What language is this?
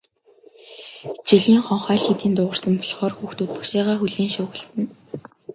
Mongolian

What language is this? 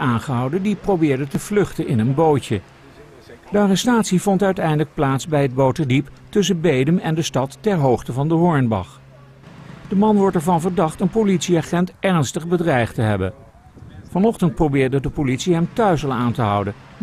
Dutch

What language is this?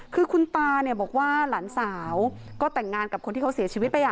Thai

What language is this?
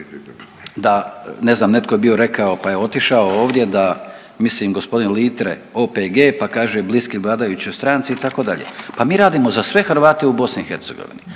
Croatian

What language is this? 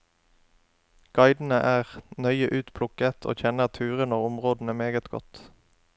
Norwegian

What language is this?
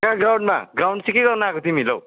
Nepali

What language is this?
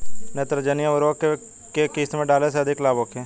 Bhojpuri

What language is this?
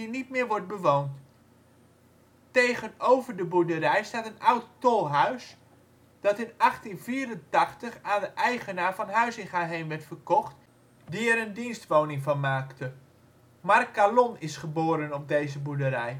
Dutch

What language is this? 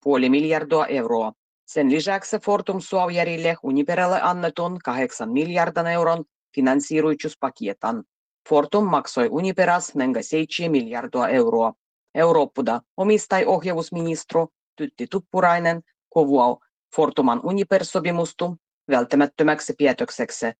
Finnish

